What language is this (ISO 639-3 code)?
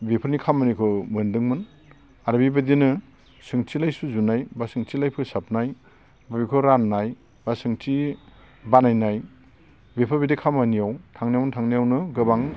brx